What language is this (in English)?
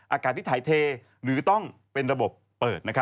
Thai